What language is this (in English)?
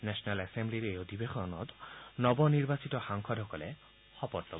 Assamese